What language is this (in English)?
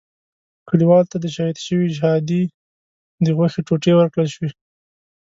Pashto